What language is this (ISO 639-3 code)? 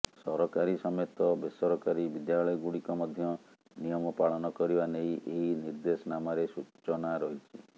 ori